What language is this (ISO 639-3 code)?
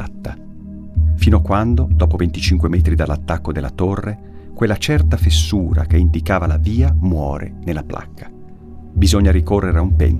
ita